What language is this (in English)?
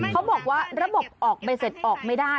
Thai